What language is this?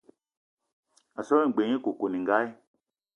Eton (Cameroon)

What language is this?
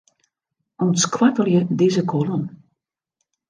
Western Frisian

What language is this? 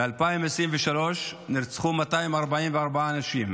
Hebrew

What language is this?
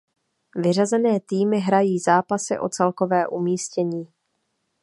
Czech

